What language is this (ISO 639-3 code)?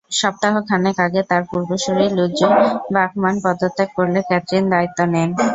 ben